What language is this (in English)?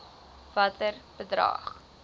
Afrikaans